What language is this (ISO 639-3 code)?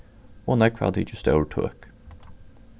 fao